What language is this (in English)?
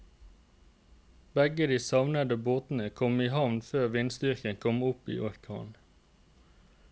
Norwegian